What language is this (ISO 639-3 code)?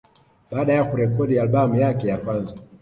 swa